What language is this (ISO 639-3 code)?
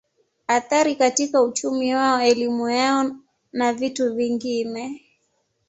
swa